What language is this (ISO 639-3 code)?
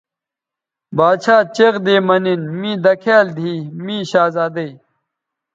btv